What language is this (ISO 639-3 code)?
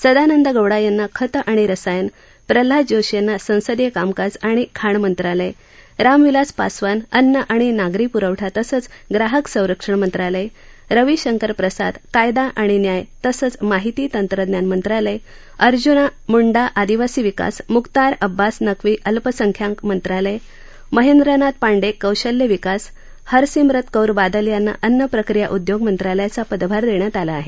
mar